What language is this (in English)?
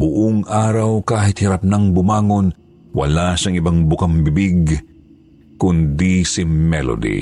Filipino